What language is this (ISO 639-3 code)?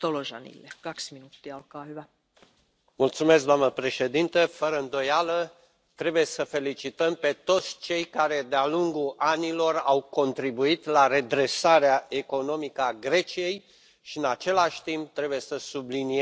ron